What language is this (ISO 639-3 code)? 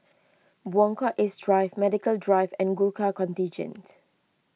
eng